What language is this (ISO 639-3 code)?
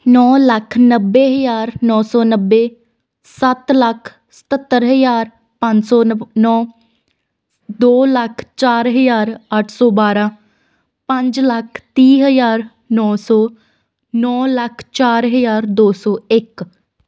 pan